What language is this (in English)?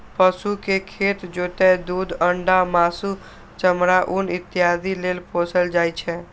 Maithili